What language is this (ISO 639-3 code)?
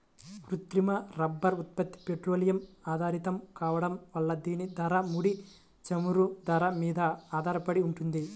tel